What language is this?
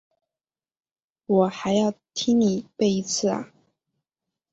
Chinese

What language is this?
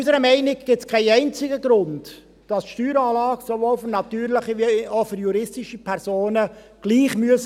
Swiss German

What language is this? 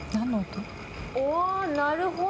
Japanese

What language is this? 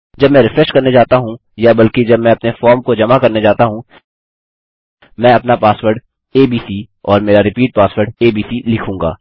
Hindi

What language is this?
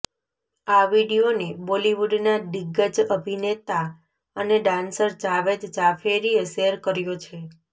Gujarati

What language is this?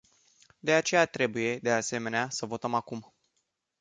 Romanian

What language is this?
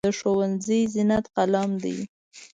Pashto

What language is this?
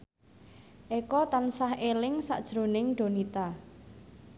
Javanese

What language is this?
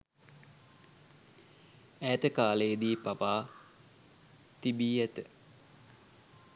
Sinhala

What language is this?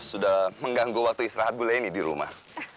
Indonesian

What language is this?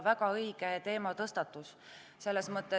Estonian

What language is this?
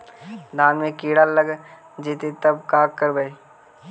Magahi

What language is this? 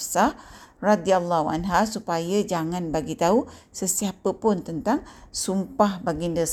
Malay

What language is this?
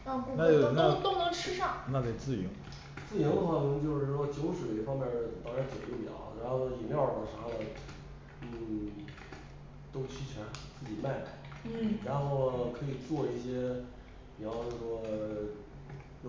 Chinese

